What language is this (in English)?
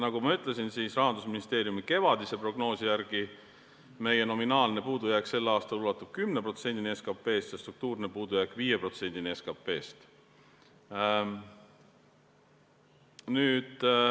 Estonian